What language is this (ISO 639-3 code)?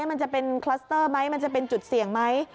tha